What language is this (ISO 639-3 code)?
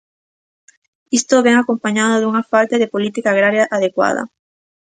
glg